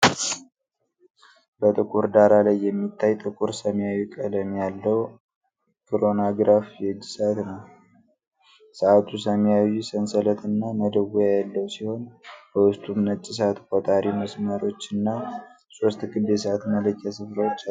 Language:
Amharic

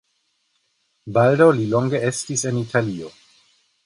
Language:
Esperanto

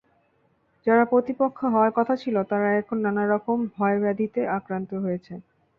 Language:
Bangla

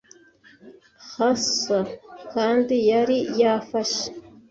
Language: Kinyarwanda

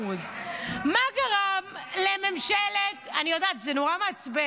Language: Hebrew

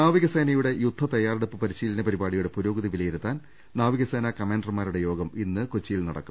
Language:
Malayalam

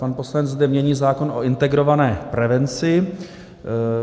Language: Czech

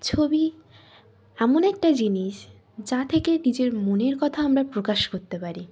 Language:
Bangla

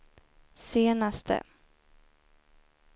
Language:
Swedish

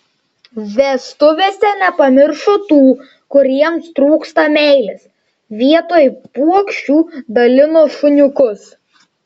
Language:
Lithuanian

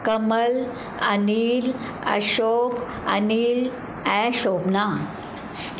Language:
Sindhi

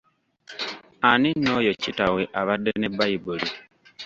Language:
Ganda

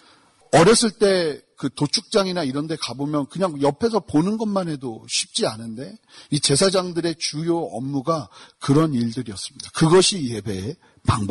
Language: Korean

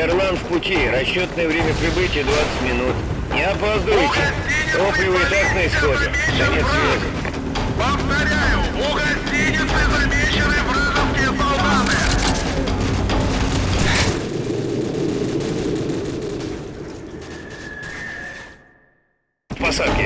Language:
Russian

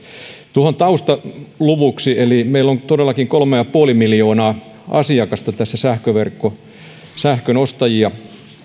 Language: Finnish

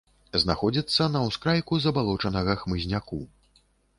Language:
Belarusian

